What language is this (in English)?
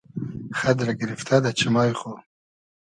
Hazaragi